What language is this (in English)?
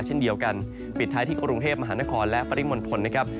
Thai